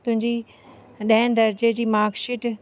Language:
Sindhi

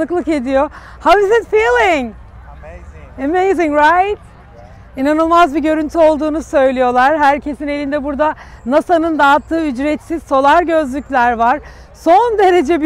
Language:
Turkish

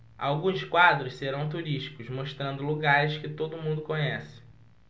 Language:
Portuguese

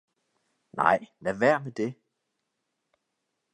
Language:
Danish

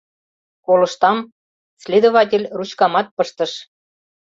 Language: Mari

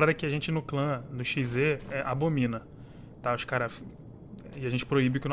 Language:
Portuguese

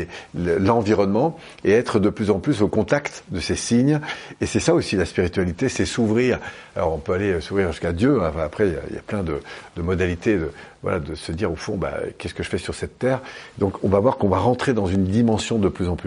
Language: French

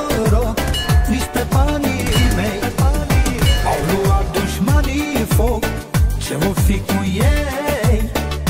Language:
Romanian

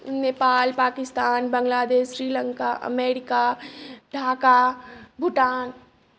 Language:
Maithili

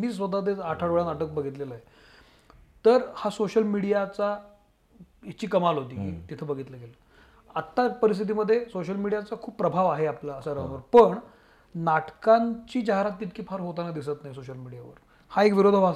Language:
Marathi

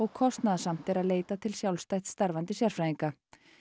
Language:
Icelandic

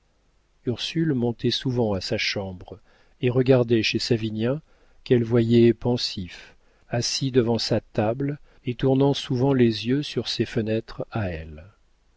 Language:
French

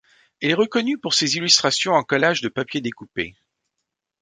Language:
French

